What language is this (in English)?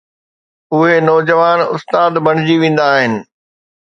Sindhi